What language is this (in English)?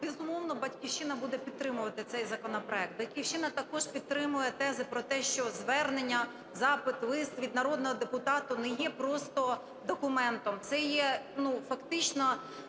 Ukrainian